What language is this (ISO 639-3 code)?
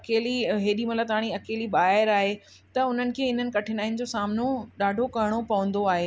snd